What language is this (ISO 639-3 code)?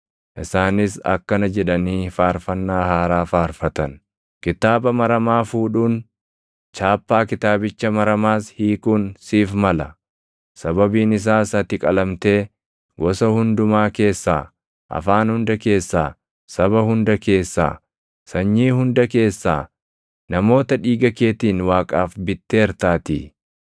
orm